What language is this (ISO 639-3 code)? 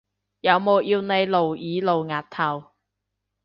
yue